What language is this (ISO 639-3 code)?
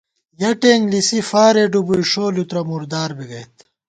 gwt